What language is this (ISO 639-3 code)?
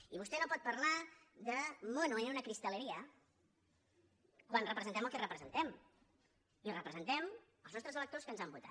cat